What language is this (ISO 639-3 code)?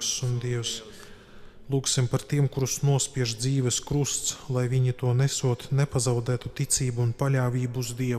lav